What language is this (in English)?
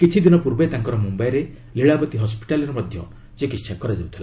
Odia